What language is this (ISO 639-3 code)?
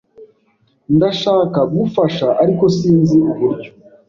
kin